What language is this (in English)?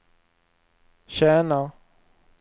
Swedish